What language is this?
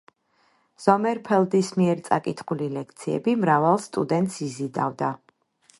Georgian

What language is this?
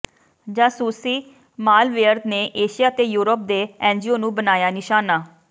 Punjabi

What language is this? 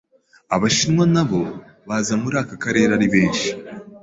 Kinyarwanda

